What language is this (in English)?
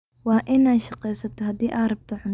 Somali